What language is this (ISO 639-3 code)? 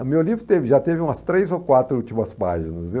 por